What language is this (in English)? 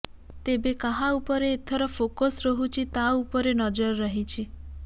Odia